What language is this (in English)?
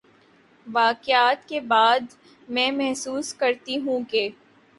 Urdu